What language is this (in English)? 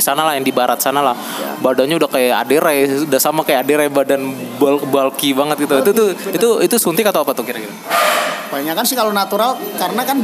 Indonesian